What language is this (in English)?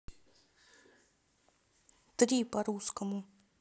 Russian